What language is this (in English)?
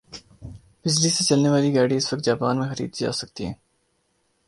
Urdu